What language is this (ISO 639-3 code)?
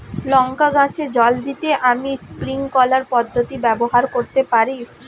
ben